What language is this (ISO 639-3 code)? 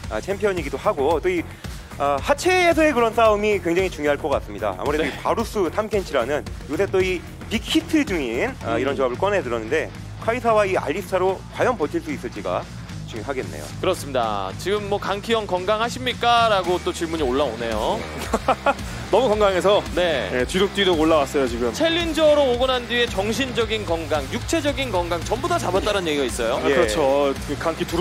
kor